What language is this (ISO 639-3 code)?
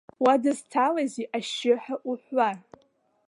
abk